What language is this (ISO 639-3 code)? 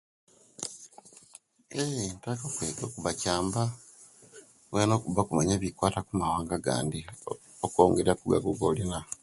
lke